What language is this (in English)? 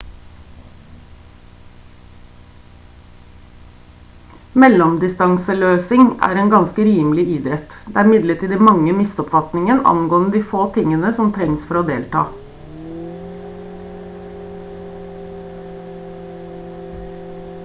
Norwegian Bokmål